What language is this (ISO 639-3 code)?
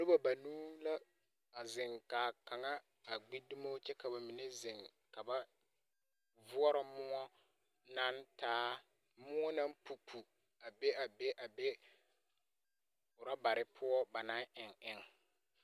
dga